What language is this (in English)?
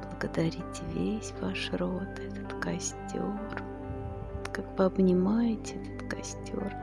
Russian